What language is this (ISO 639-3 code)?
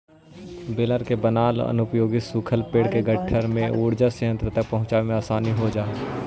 mag